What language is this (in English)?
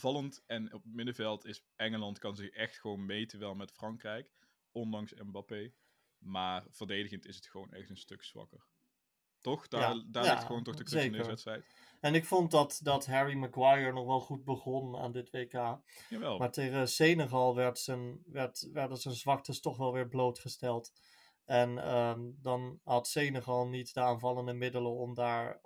Dutch